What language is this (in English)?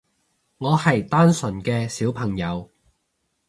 Cantonese